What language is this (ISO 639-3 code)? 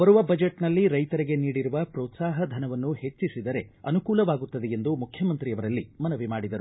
kan